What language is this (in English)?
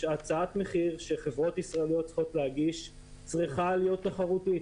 Hebrew